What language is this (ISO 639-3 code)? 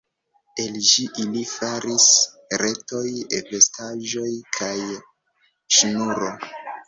epo